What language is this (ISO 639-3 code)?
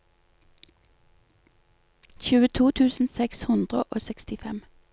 nor